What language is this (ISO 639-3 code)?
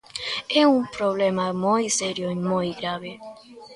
glg